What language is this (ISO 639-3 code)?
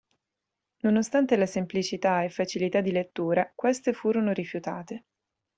ita